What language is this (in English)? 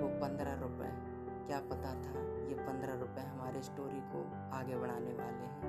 Hindi